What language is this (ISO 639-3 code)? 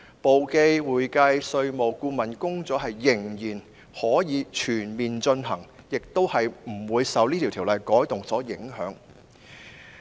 yue